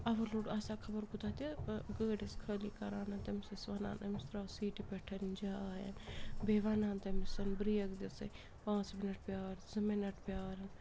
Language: Kashmiri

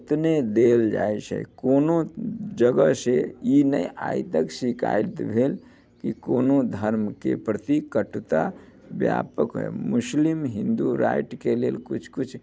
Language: Maithili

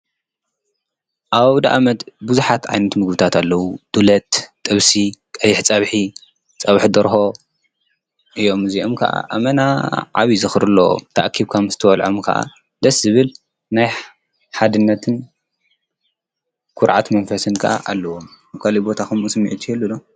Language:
Tigrinya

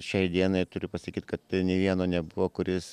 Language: Lithuanian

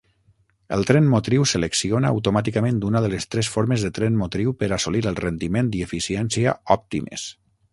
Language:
Catalan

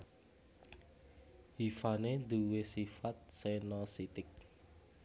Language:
Javanese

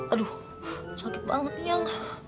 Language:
Indonesian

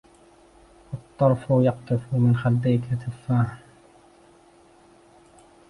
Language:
Arabic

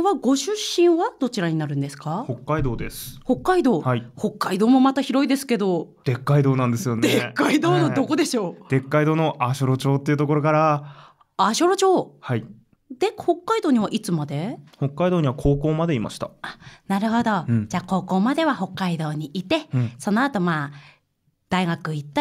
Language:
Japanese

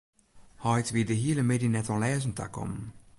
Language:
Western Frisian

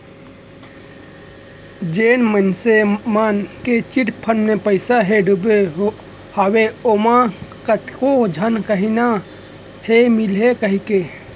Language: Chhattisgarhi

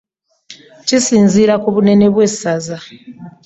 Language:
Ganda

